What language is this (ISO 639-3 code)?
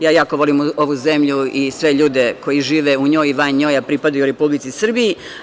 srp